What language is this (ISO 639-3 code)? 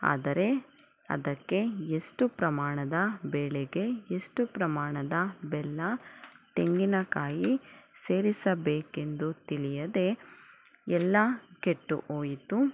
kan